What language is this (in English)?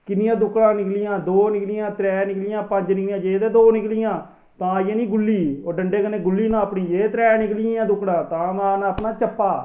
Dogri